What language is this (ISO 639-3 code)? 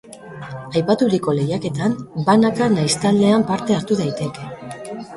eus